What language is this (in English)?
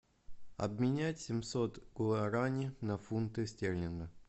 Russian